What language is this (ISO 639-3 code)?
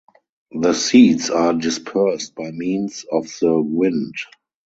eng